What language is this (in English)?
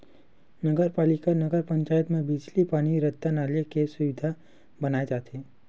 Chhattisgarhi